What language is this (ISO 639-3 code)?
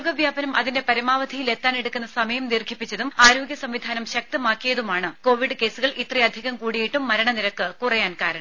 mal